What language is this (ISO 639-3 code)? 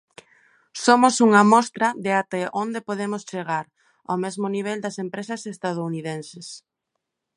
glg